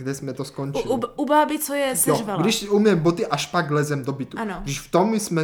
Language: Czech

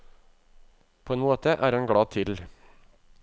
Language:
Norwegian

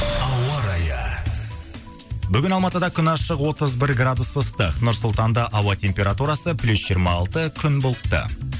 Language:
Kazakh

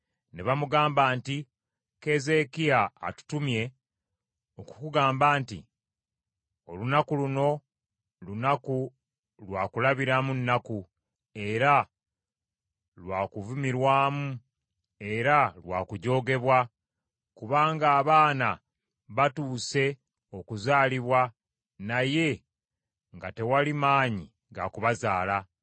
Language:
Ganda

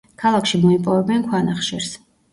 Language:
Georgian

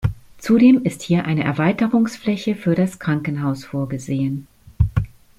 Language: German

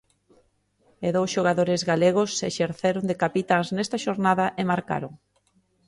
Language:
Galician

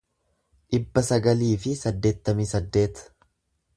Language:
Oromo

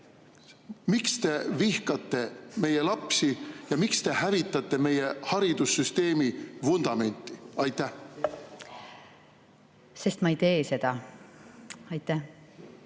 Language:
Estonian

